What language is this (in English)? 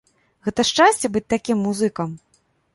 Belarusian